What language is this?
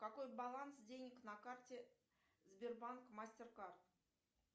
Russian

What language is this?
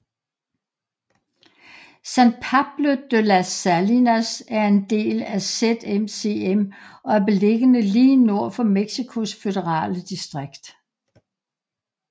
Danish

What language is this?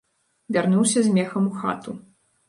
Belarusian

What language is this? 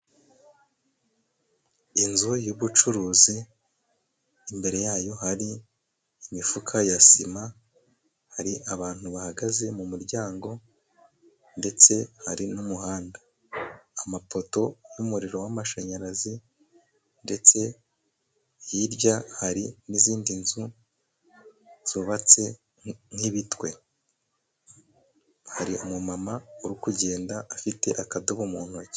Kinyarwanda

